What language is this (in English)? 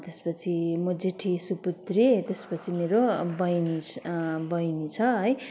Nepali